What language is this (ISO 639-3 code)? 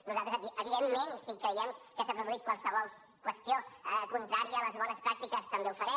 cat